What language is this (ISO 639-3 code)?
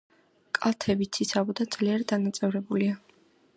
kat